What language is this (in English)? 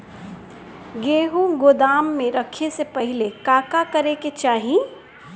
Bhojpuri